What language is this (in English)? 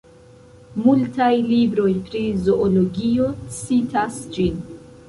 Esperanto